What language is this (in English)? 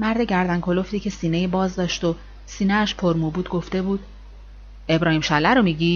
Persian